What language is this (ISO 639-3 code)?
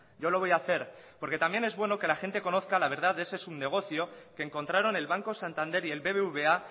spa